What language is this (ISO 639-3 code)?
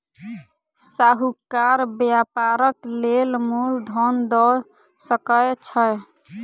mai